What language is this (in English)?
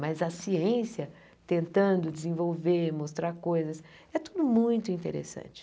Portuguese